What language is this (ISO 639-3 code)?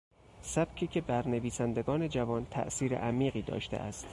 fas